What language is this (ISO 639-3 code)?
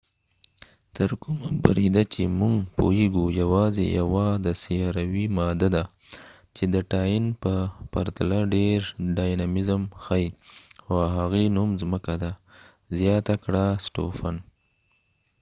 pus